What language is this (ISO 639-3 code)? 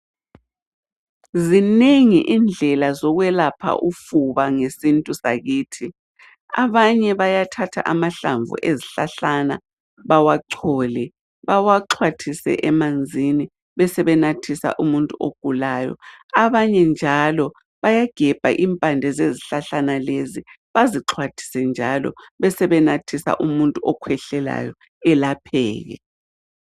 nde